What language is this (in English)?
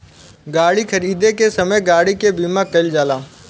Bhojpuri